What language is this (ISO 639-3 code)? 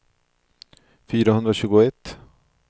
swe